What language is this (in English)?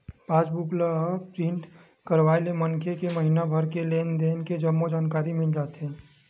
Chhattisgarhi